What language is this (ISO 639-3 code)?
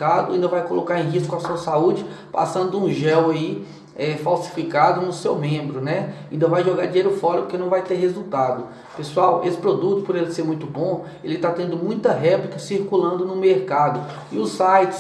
por